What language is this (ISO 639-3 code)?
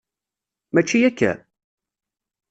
kab